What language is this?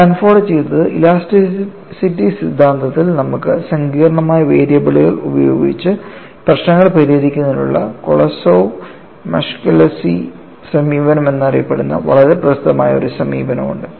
Malayalam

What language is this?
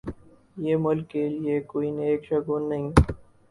Urdu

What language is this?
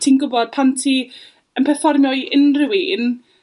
Welsh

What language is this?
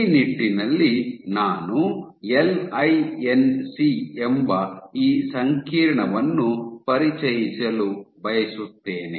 Kannada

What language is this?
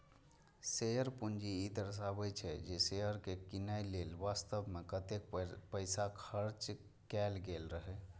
Maithili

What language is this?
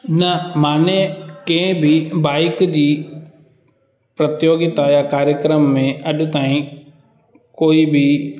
Sindhi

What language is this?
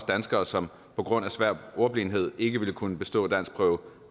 Danish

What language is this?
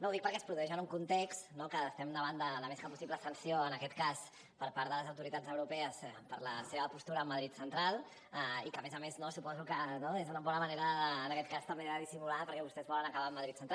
Catalan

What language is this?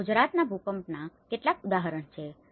Gujarati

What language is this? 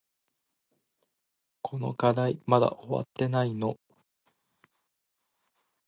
Japanese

